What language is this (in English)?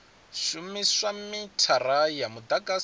Venda